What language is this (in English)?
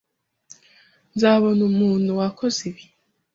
Kinyarwanda